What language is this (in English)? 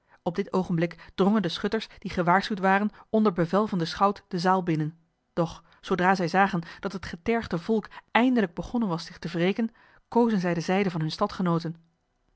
Dutch